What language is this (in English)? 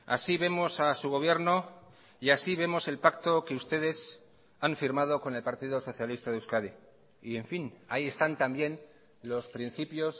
Spanish